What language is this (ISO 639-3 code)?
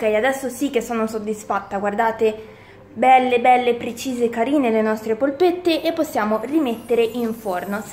ita